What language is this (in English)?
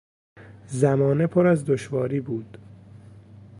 Persian